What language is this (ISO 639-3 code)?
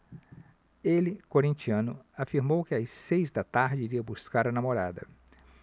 por